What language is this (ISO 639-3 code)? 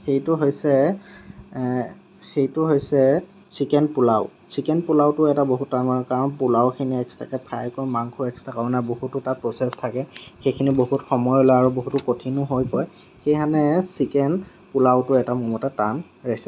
asm